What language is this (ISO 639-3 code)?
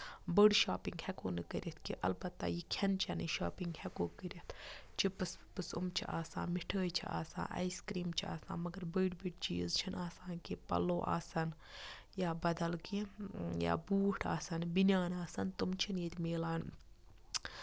kas